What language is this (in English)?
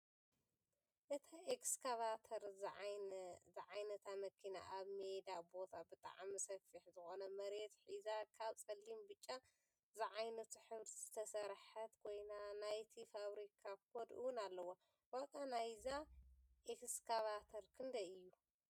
Tigrinya